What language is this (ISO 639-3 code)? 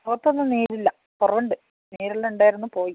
mal